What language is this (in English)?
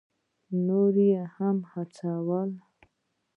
Pashto